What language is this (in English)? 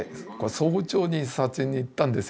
Japanese